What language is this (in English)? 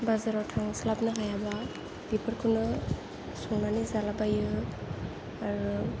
Bodo